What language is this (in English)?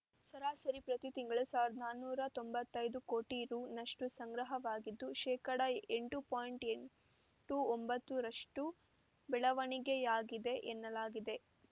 Kannada